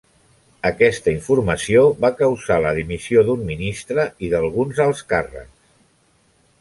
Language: Catalan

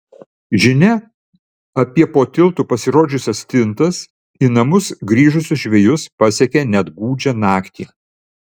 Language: Lithuanian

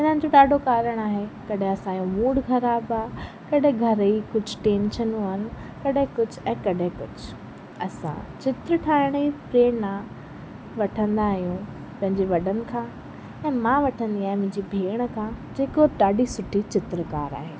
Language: Sindhi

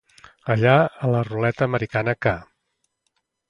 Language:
Catalan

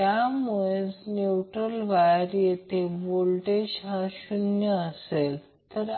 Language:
Marathi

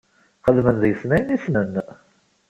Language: Kabyle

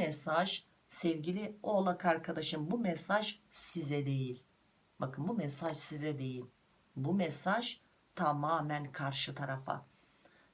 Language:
Turkish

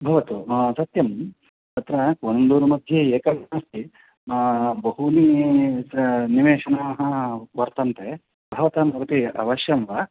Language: Sanskrit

